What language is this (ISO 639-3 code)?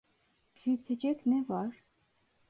tur